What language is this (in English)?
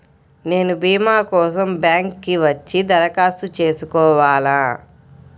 Telugu